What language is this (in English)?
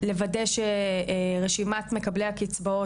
Hebrew